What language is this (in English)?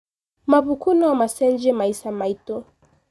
Kikuyu